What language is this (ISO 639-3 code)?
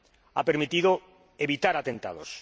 spa